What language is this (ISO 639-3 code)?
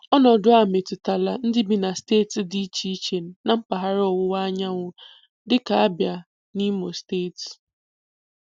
ibo